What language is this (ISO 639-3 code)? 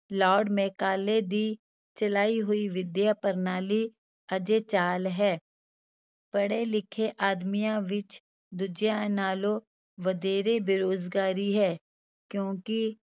pan